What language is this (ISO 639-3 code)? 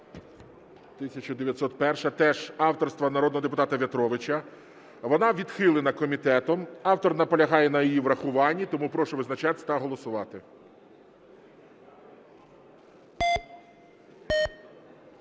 ukr